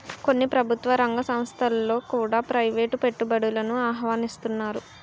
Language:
Telugu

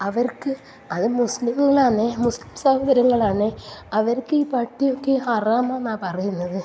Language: Malayalam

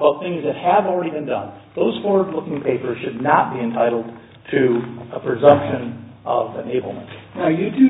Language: English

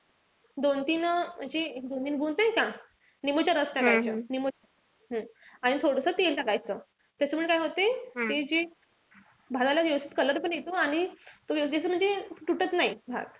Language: Marathi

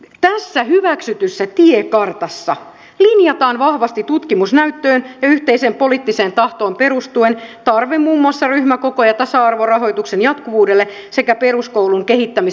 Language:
Finnish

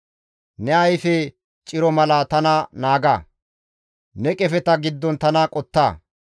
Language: Gamo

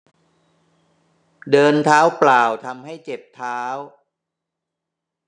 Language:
Thai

